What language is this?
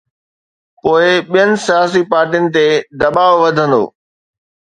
Sindhi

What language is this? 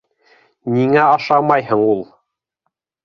Bashkir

